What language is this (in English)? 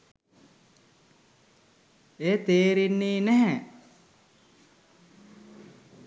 Sinhala